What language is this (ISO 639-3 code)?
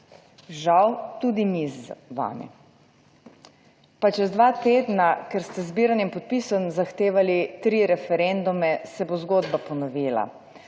slv